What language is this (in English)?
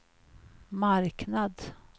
Swedish